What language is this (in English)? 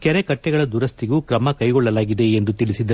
Kannada